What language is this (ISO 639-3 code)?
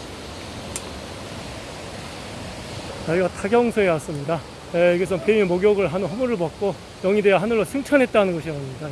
kor